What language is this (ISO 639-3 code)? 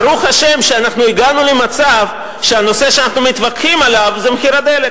heb